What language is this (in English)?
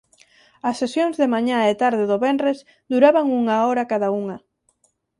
Galician